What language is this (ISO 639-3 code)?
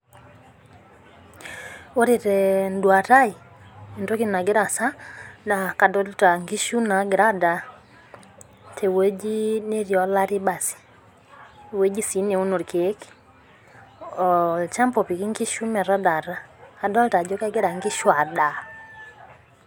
mas